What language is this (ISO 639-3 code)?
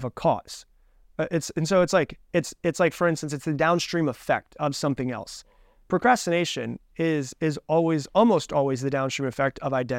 eng